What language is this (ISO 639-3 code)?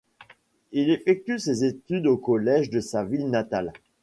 fra